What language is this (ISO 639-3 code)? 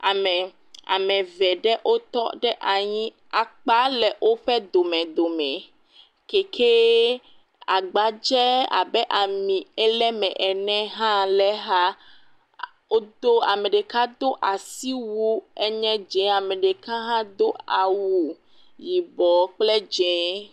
ewe